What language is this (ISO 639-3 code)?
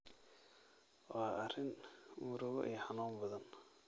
som